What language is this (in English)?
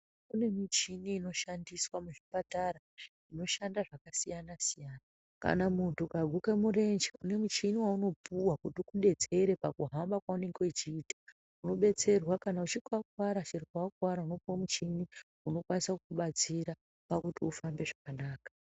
Ndau